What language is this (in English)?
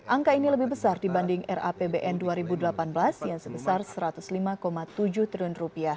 Indonesian